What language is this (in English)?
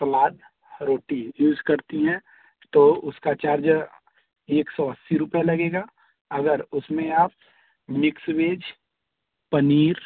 Hindi